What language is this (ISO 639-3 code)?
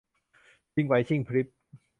tha